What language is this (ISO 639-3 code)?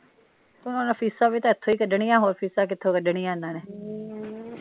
pan